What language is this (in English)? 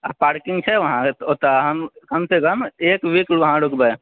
Maithili